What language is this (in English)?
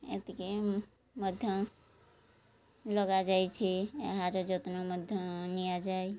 Odia